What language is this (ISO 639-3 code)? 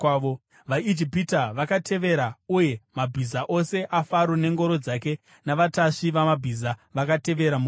sna